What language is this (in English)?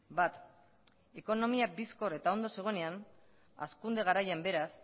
Basque